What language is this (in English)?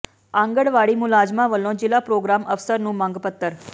Punjabi